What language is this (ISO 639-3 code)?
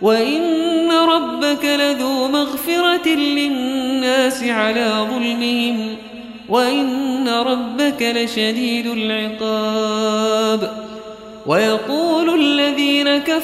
ara